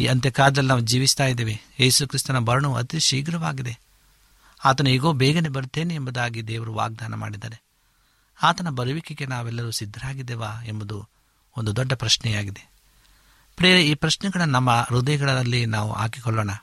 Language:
Kannada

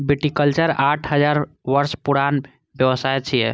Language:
Maithili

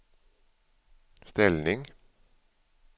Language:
Swedish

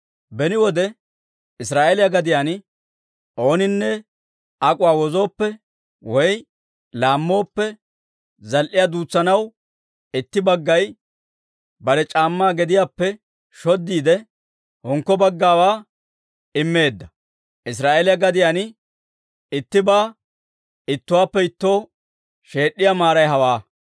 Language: Dawro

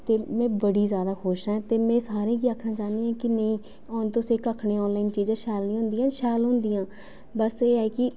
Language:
Dogri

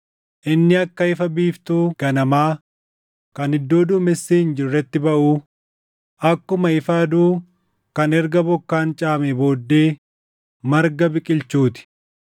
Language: Oromo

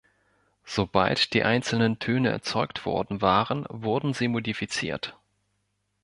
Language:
German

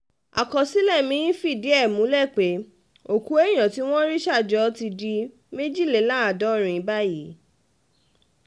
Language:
Yoruba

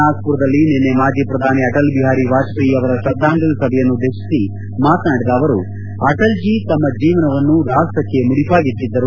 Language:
Kannada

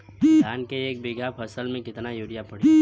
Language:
Bhojpuri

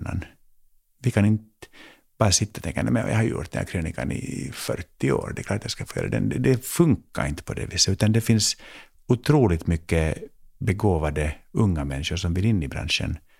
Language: Swedish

